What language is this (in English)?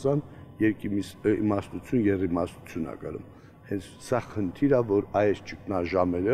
Turkish